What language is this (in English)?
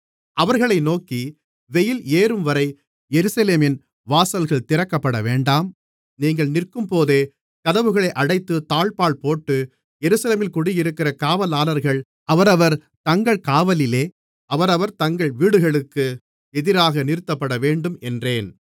Tamil